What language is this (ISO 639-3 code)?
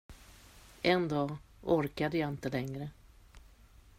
swe